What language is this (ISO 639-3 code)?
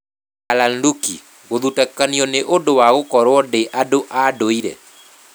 kik